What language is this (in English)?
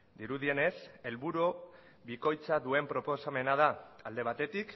Basque